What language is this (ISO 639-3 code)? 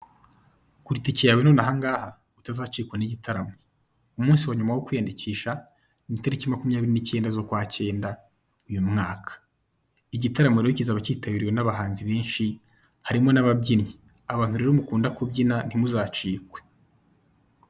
kin